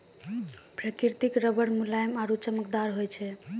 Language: Maithili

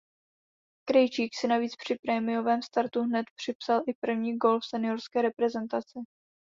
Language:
Czech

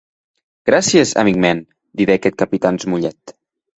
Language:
Occitan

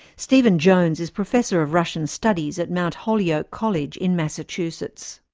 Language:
English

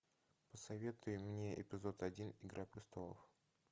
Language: Russian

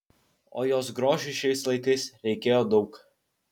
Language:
Lithuanian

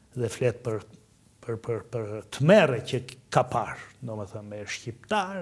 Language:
Romanian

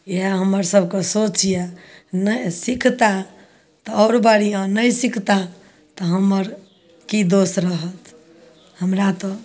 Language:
Maithili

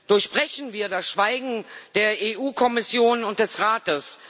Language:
German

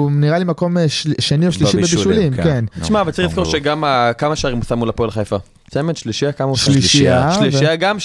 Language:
Hebrew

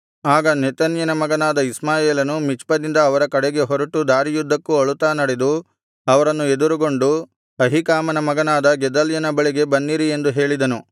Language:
Kannada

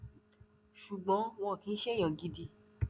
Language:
Yoruba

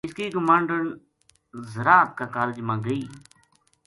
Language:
Gujari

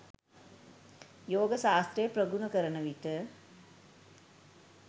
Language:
Sinhala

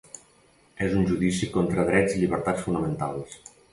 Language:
Catalan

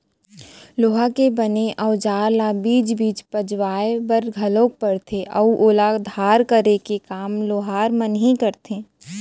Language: Chhattisgarhi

